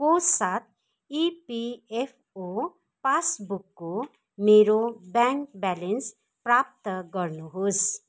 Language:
Nepali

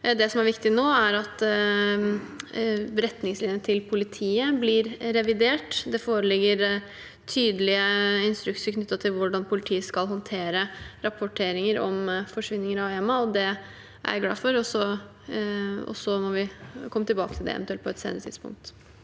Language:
Norwegian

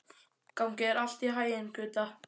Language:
Icelandic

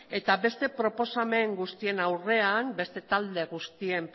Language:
Basque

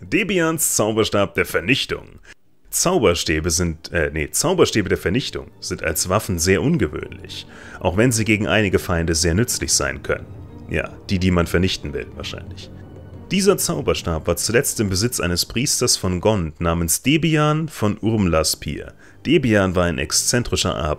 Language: German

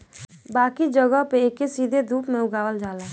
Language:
Bhojpuri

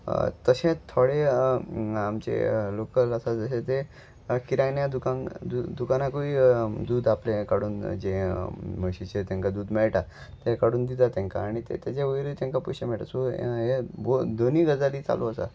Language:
Konkani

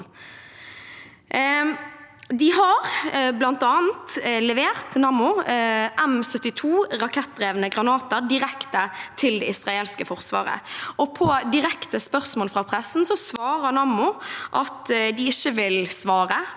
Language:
Norwegian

